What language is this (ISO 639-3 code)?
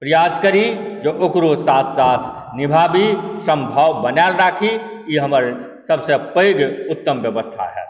mai